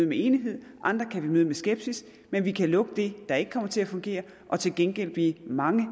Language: Danish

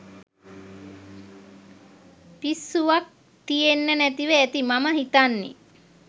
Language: Sinhala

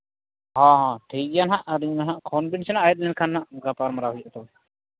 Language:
Santali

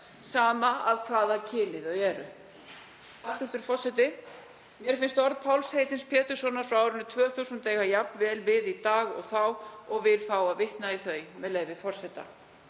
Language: Icelandic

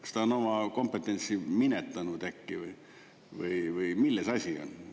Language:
Estonian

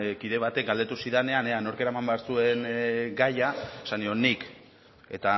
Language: Basque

